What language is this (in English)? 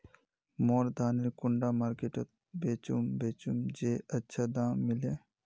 Magahi